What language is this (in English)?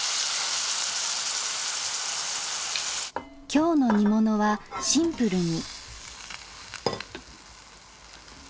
Japanese